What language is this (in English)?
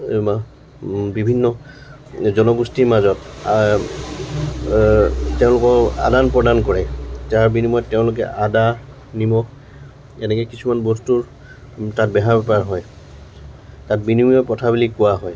Assamese